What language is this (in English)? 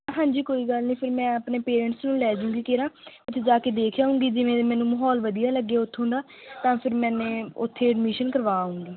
Punjabi